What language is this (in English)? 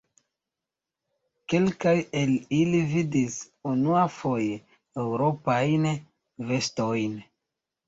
Esperanto